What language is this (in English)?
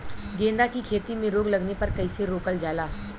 Bhojpuri